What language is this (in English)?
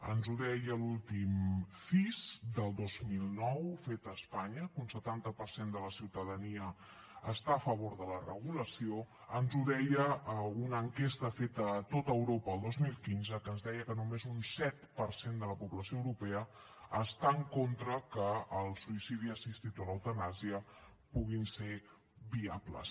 Catalan